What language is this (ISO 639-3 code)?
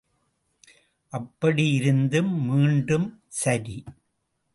tam